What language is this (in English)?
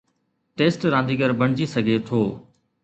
Sindhi